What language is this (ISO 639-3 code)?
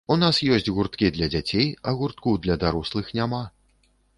bel